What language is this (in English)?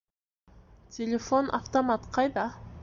Bashkir